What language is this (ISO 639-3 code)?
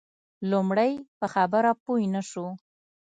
pus